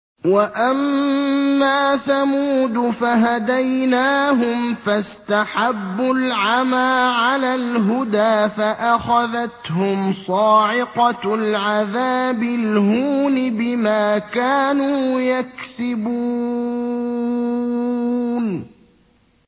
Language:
Arabic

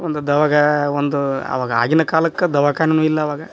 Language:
Kannada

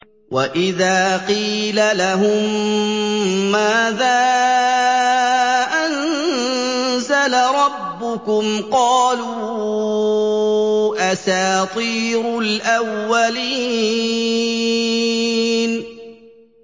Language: Arabic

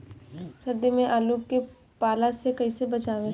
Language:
Bhojpuri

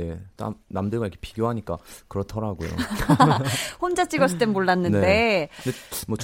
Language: Korean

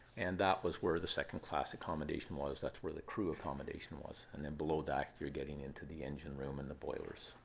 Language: English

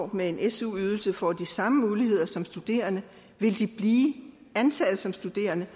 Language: Danish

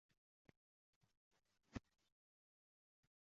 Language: Uzbek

